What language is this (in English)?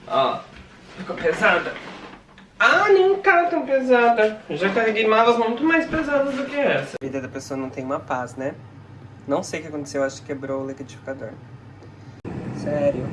Portuguese